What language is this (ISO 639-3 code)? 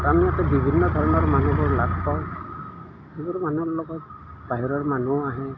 asm